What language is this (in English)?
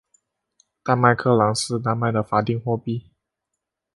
Chinese